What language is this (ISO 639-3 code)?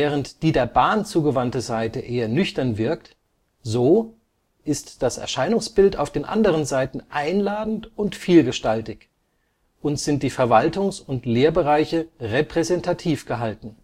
deu